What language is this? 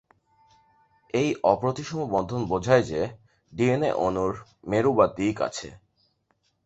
Bangla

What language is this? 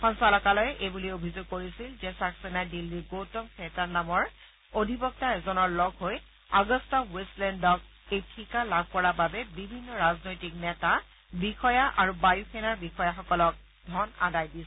Assamese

